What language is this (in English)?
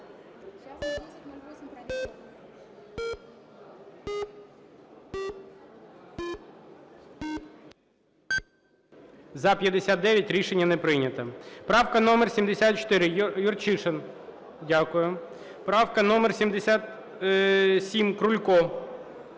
Ukrainian